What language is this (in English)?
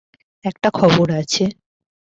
Bangla